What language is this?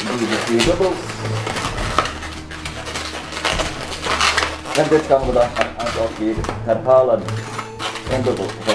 Dutch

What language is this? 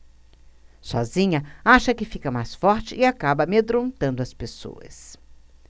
Portuguese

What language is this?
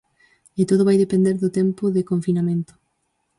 Galician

